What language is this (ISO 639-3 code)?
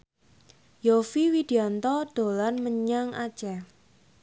jav